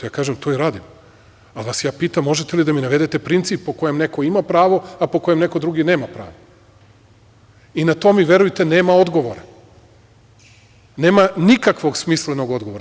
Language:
Serbian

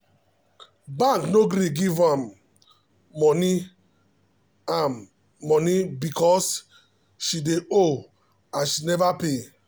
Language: Nigerian Pidgin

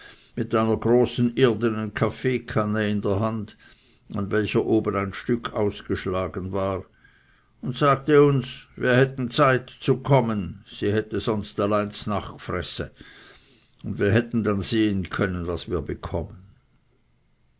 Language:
German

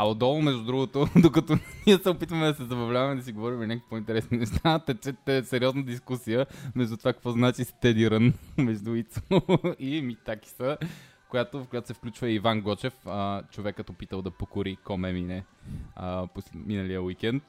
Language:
Bulgarian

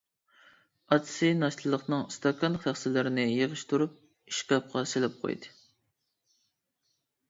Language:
Uyghur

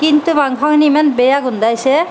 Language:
Assamese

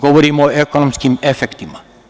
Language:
Serbian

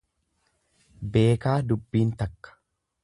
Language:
Oromo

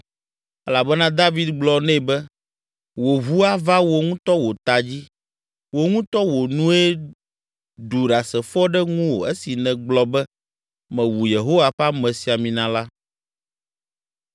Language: Ewe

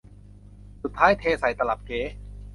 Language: Thai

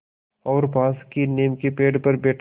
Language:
Hindi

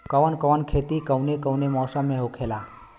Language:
Bhojpuri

